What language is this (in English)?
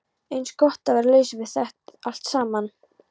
Icelandic